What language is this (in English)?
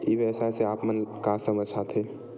Chhattisgarhi